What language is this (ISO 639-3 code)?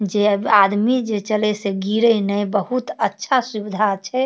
mai